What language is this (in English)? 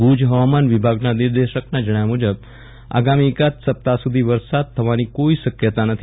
Gujarati